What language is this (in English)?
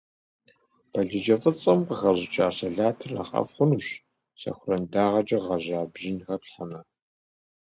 Kabardian